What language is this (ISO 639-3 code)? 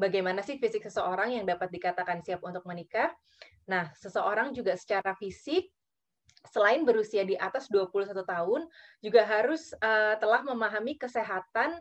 ind